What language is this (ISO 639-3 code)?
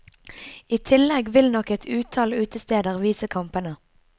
nor